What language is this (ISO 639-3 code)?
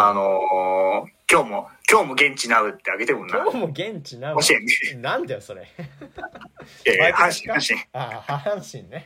jpn